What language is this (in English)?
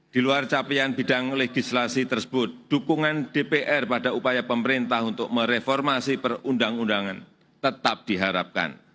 Indonesian